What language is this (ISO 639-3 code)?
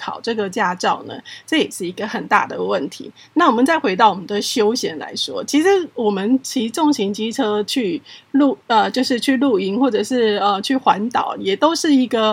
zho